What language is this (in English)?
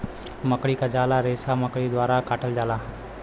Bhojpuri